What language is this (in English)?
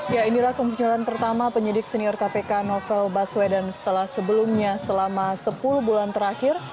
Indonesian